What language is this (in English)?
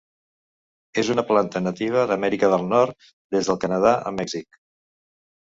Catalan